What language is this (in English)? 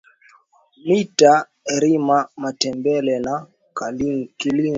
Swahili